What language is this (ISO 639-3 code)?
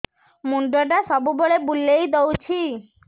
ori